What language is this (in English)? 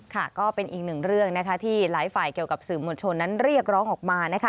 Thai